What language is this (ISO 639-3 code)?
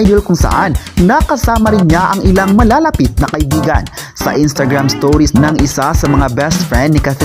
fil